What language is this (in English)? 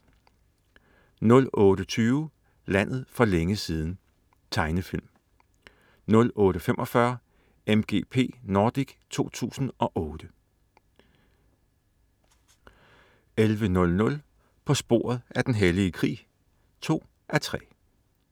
Danish